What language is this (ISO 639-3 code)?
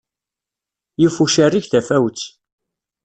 kab